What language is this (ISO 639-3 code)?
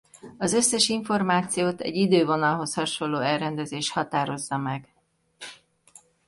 hun